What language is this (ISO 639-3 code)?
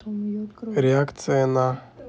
rus